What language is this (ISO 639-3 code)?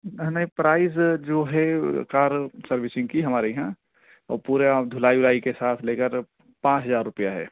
urd